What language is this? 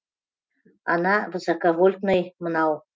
Kazakh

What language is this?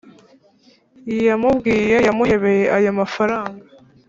Kinyarwanda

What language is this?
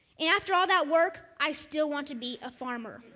English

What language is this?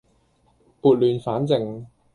Cantonese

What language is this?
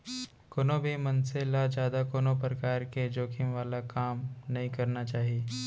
Chhattisgarhi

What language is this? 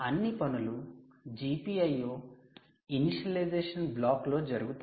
Telugu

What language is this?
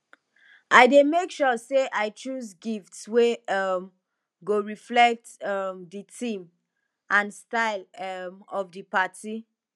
Nigerian Pidgin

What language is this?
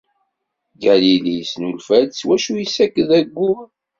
Kabyle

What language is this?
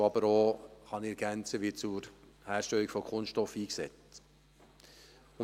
Swiss German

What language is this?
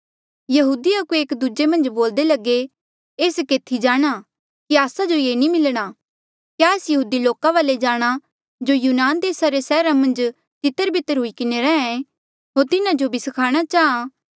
Mandeali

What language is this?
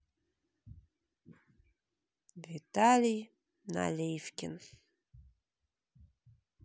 Russian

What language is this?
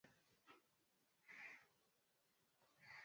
Swahili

